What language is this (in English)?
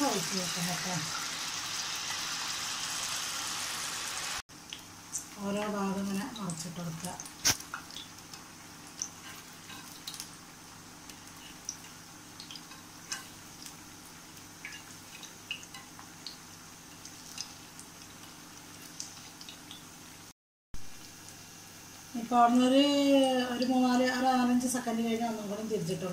Indonesian